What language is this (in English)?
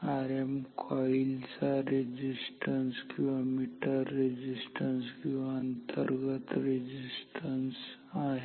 Marathi